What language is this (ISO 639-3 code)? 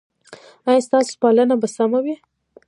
pus